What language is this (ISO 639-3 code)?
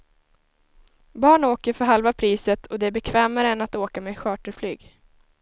swe